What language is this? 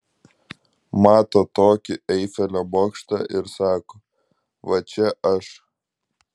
Lithuanian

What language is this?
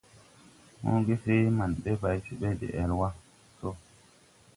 Tupuri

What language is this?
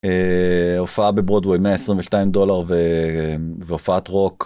Hebrew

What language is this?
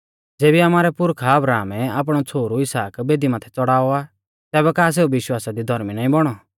Mahasu Pahari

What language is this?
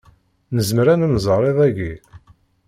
Kabyle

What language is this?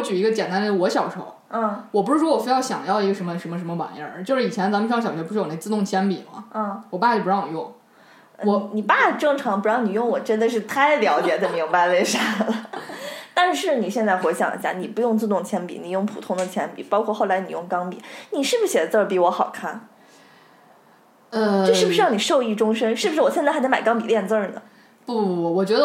Chinese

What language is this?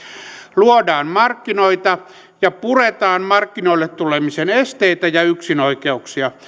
Finnish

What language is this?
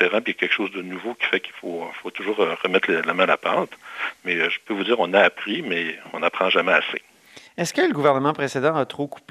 French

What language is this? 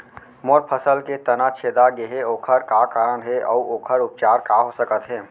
Chhattisgarhi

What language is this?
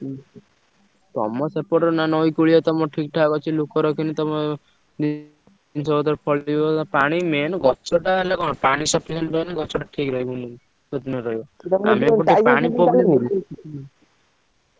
Odia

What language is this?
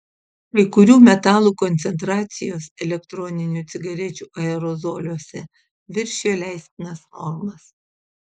Lithuanian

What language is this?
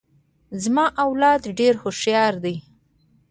Pashto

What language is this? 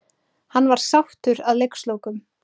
Icelandic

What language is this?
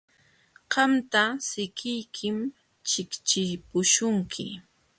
Jauja Wanca Quechua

